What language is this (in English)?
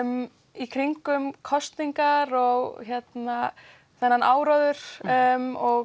Icelandic